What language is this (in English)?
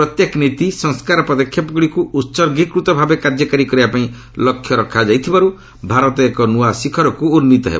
Odia